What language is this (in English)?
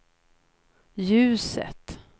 Swedish